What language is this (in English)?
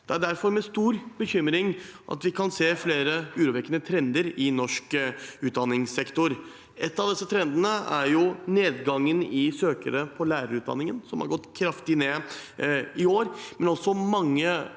Norwegian